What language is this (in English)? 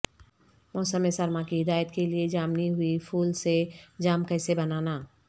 Urdu